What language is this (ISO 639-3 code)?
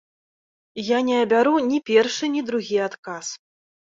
bel